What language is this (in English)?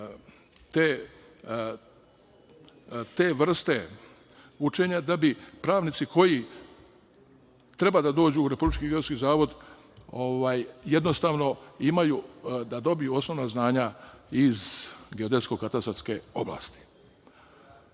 Serbian